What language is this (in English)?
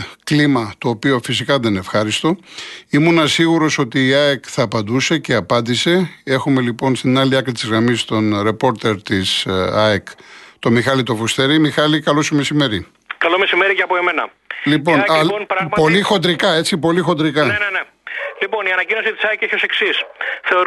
Greek